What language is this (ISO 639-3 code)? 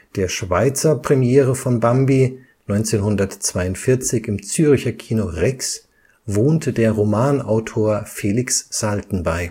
deu